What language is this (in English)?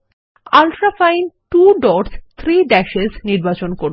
Bangla